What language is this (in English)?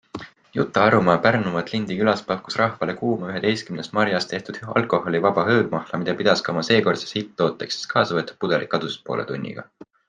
Estonian